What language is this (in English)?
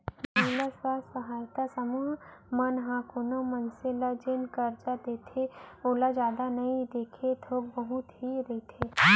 Chhattisgarhi